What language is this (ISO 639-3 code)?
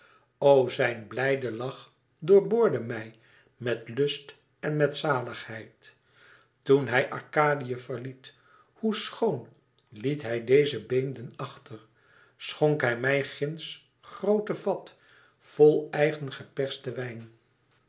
nld